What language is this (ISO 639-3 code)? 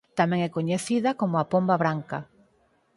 glg